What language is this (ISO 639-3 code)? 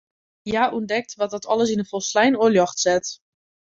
fry